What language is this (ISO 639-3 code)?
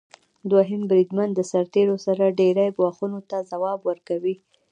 pus